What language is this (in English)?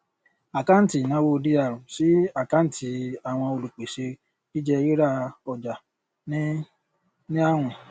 Yoruba